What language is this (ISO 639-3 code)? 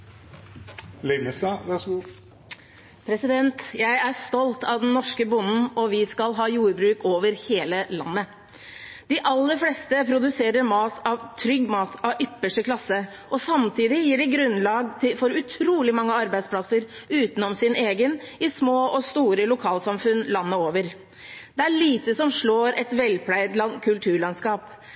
nob